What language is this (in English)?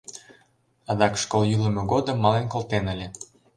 Mari